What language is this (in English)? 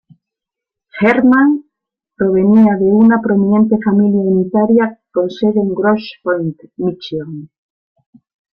Spanish